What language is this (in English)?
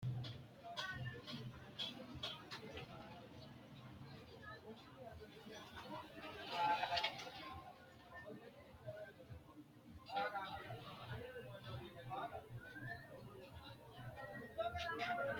Sidamo